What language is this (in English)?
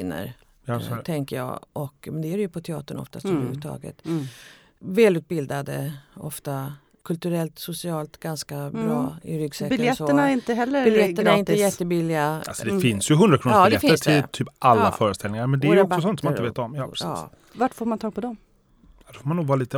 Swedish